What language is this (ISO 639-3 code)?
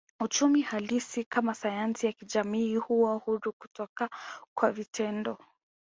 swa